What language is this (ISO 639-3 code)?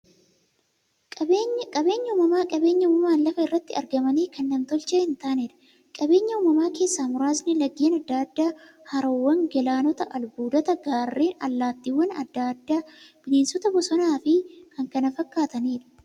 orm